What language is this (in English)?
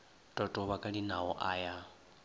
Northern Sotho